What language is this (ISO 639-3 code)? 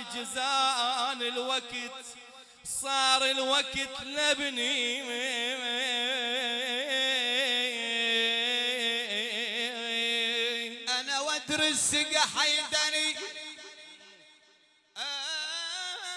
ara